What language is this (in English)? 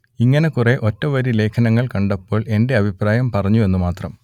Malayalam